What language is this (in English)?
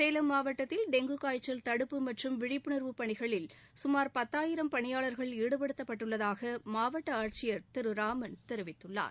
Tamil